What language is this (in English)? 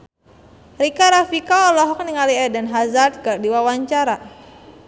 Sundanese